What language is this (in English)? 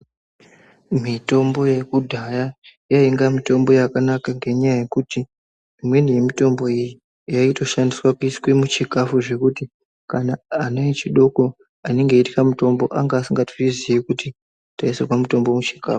Ndau